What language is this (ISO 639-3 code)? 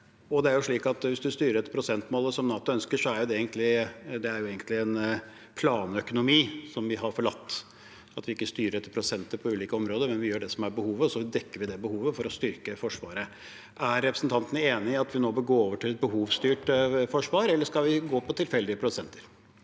nor